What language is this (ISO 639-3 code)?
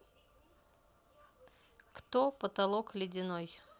rus